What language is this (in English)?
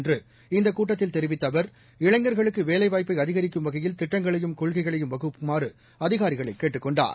Tamil